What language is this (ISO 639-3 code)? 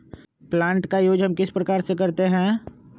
mag